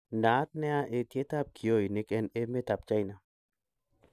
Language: Kalenjin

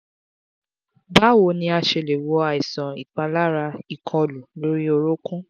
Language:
Yoruba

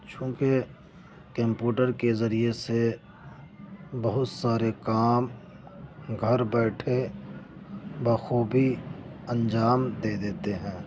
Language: Urdu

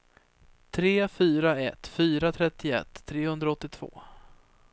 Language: Swedish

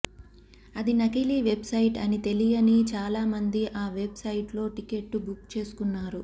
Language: Telugu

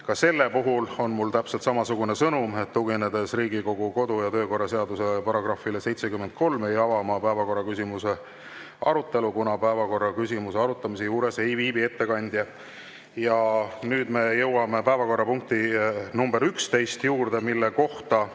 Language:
Estonian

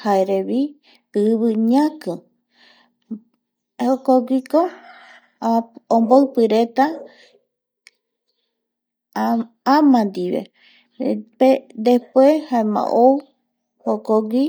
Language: Eastern Bolivian Guaraní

